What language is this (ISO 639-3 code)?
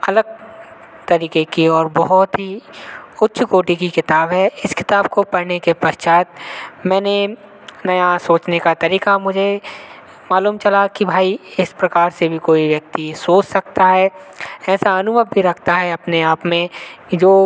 hin